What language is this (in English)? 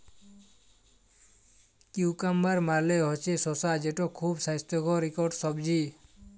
Bangla